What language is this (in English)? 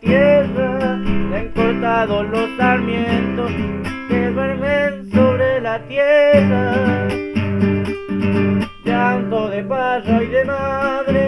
Spanish